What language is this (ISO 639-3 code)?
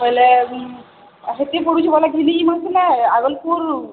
ori